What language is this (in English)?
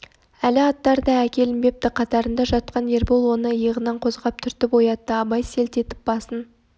Kazakh